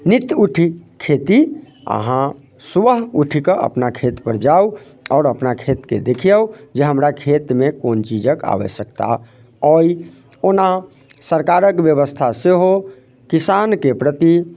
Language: Maithili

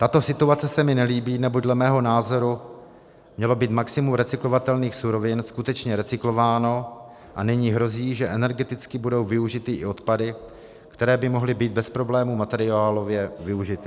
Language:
Czech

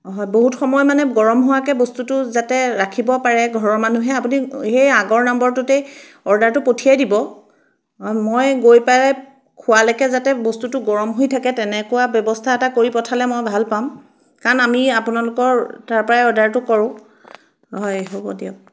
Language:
Assamese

